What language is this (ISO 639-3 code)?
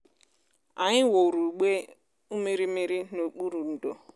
ibo